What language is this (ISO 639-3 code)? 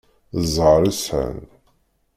kab